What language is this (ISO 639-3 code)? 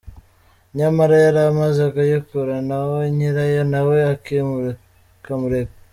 kin